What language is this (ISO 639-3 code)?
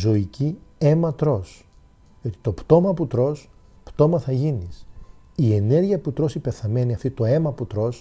ell